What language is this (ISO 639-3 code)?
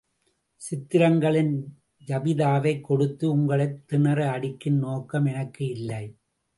tam